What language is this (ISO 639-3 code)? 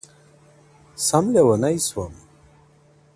pus